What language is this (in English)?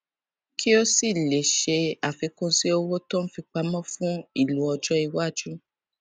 Yoruba